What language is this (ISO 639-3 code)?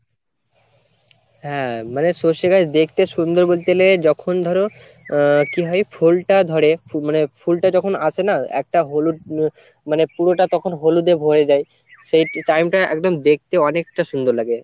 ben